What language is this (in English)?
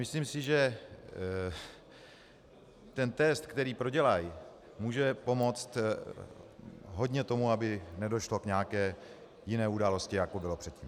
Czech